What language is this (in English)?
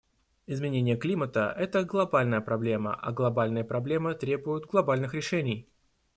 Russian